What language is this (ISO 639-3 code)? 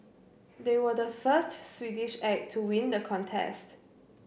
eng